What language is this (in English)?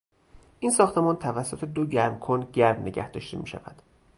Persian